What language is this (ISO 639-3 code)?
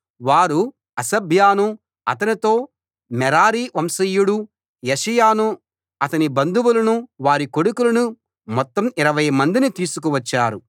tel